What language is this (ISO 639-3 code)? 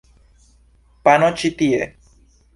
epo